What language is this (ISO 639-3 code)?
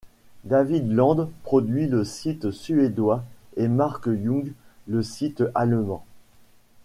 fra